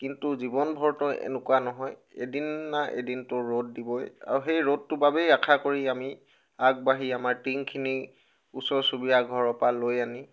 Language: Assamese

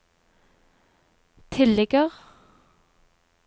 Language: Norwegian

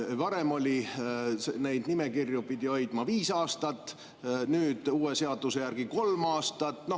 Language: Estonian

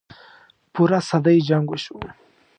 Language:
Pashto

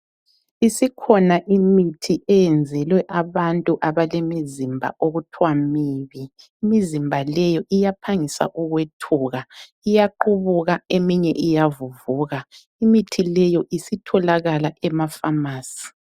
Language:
North Ndebele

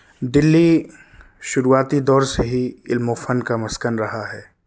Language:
Urdu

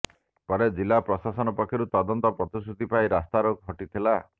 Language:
Odia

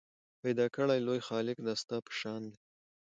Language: Pashto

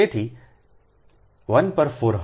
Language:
Gujarati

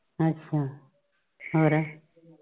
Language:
Punjabi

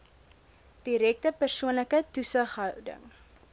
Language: Afrikaans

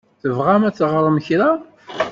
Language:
Kabyle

